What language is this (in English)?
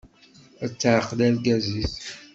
Kabyle